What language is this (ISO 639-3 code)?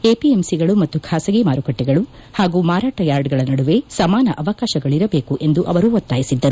kan